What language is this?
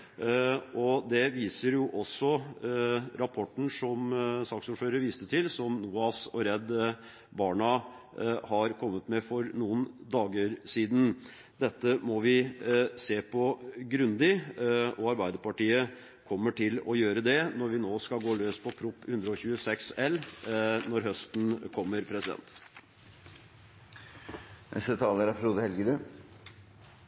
Norwegian Bokmål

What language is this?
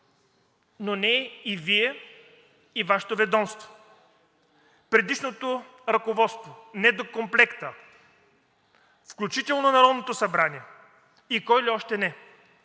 Bulgarian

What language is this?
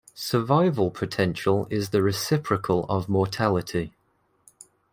English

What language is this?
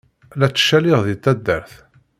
Kabyle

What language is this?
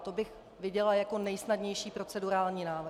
Czech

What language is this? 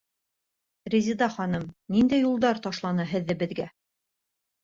Bashkir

